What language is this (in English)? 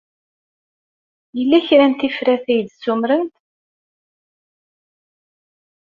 Kabyle